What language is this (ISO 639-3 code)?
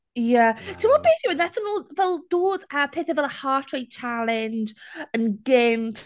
cym